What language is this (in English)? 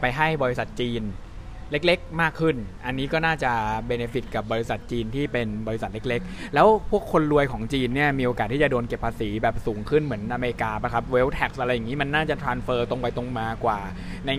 Thai